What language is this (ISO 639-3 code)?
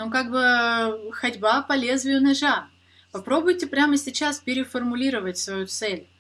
rus